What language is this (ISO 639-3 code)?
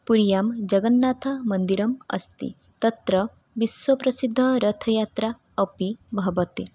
san